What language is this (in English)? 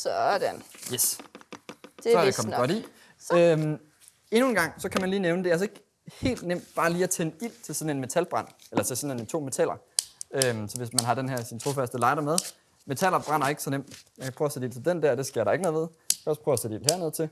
Danish